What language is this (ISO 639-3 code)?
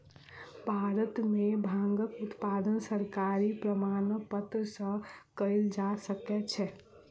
mai